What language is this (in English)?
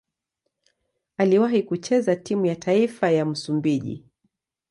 Swahili